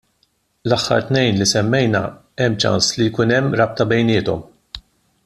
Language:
Maltese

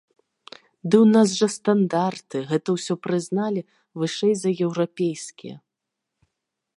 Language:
Belarusian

